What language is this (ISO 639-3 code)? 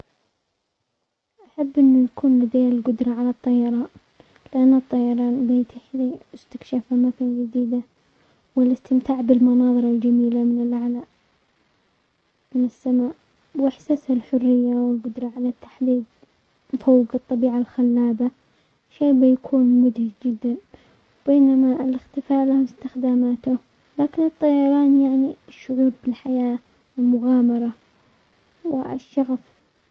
acx